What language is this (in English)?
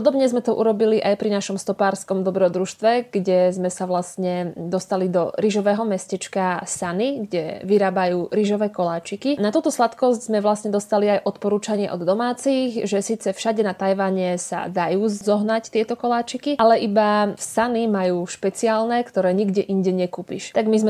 Slovak